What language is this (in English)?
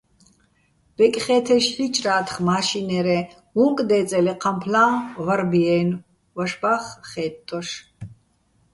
Bats